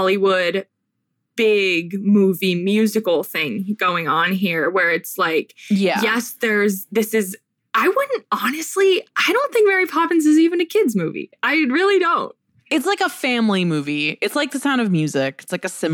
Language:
English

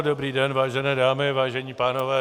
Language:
Czech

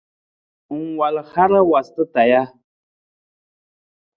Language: Nawdm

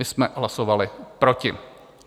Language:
Czech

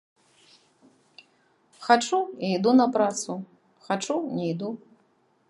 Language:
Belarusian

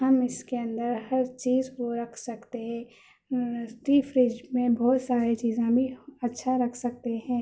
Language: Urdu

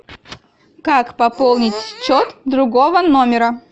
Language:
Russian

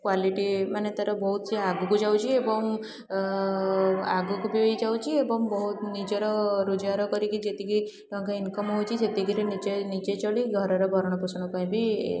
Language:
Odia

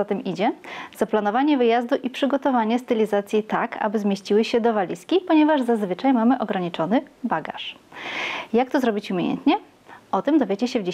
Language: Polish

